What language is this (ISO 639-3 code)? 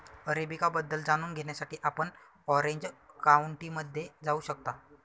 mar